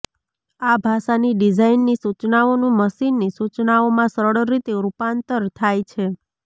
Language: Gujarati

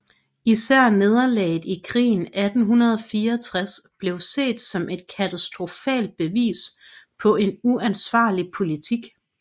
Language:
Danish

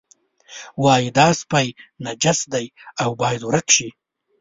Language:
Pashto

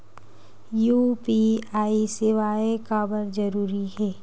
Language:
Chhattisgarhi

